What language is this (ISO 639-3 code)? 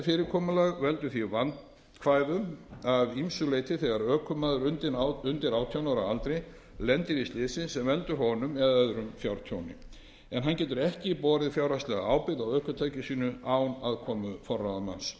isl